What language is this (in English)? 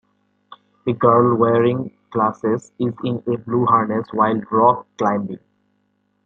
English